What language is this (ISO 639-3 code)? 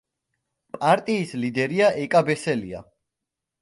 kat